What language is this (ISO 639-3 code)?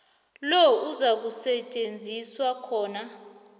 nbl